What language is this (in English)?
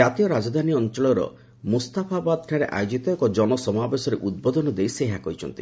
Odia